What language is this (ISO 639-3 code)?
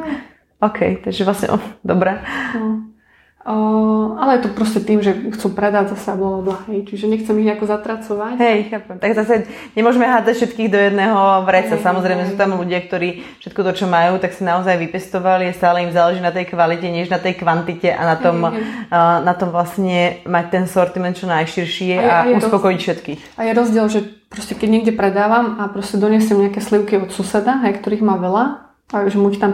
slk